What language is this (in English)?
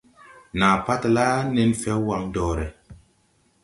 Tupuri